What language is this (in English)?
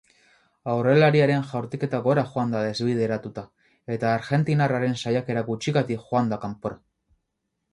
Basque